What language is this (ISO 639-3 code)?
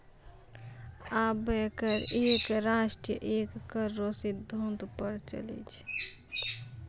mai